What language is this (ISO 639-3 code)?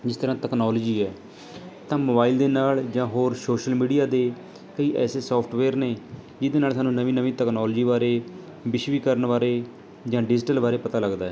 pan